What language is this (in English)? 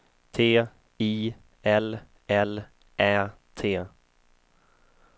Swedish